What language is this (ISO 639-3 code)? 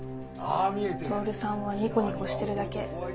jpn